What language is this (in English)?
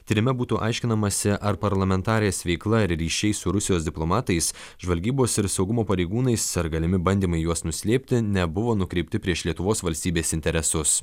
Lithuanian